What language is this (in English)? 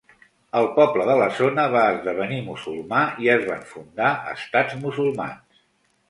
Catalan